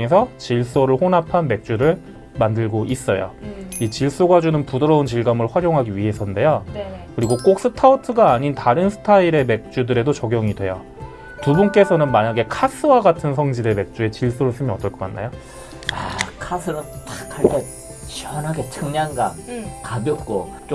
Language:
Korean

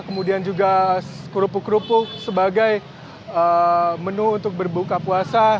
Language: Indonesian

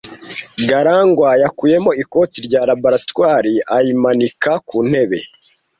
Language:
Kinyarwanda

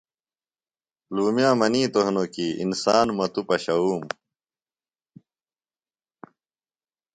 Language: Phalura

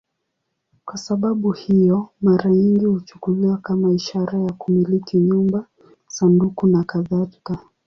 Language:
Swahili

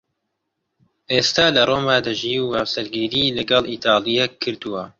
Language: Central Kurdish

